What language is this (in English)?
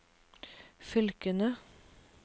Norwegian